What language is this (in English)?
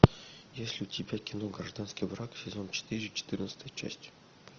Russian